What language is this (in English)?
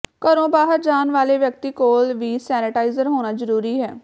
Punjabi